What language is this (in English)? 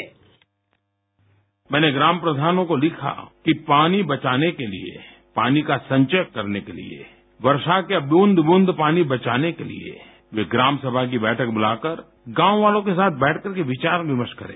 Hindi